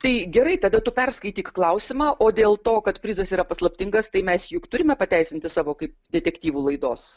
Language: Lithuanian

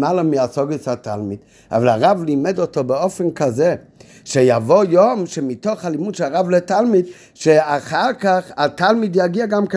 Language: Hebrew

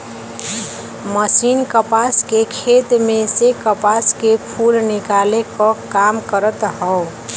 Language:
Bhojpuri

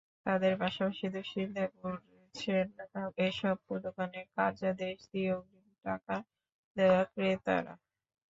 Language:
Bangla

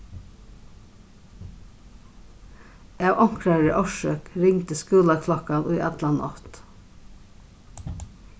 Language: Faroese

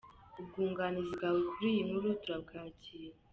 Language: Kinyarwanda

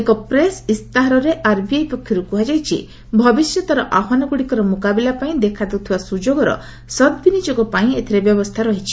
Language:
Odia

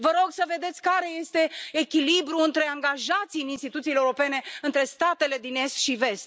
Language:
Romanian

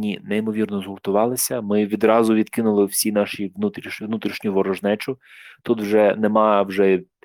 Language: Ukrainian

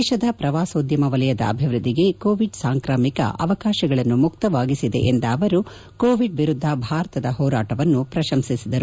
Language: Kannada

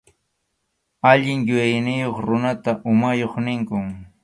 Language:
Arequipa-La Unión Quechua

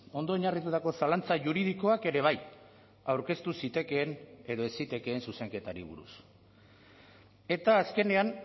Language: Basque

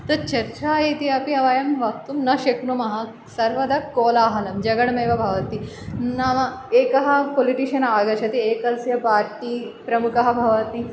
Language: Sanskrit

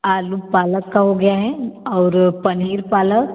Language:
Hindi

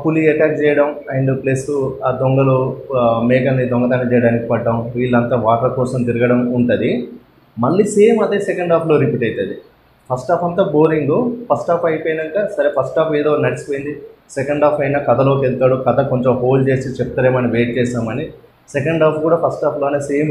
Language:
Romanian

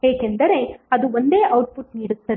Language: Kannada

